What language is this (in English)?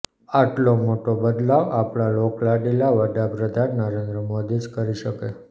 Gujarati